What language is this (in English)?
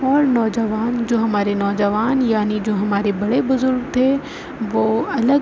Urdu